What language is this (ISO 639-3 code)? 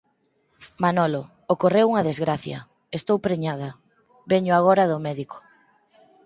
glg